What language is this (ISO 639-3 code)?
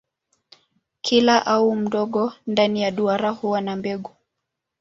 swa